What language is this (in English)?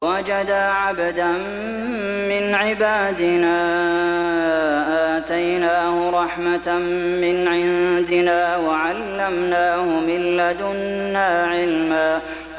Arabic